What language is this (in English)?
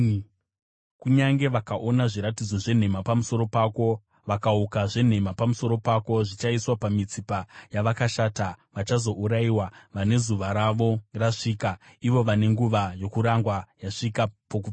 Shona